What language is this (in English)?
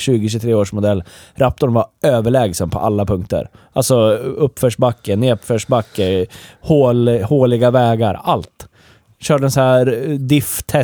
Swedish